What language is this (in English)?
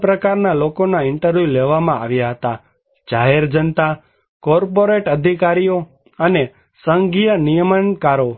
Gujarati